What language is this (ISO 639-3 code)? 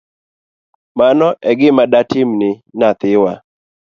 luo